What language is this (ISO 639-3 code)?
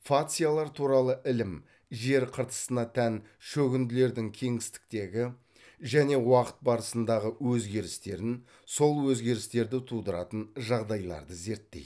kaz